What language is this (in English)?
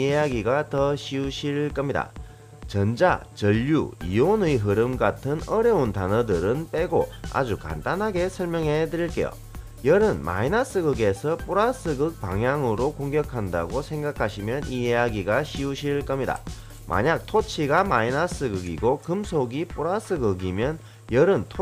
Korean